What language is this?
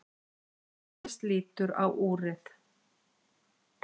Icelandic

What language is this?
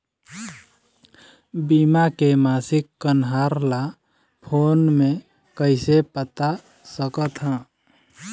Chhattisgarhi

